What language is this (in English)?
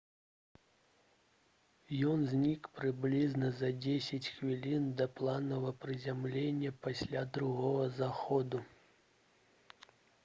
Belarusian